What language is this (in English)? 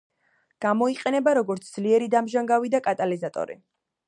Georgian